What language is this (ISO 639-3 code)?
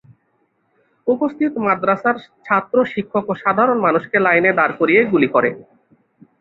ben